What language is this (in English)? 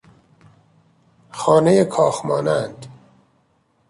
Persian